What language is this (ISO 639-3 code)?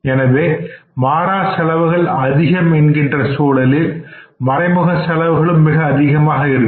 tam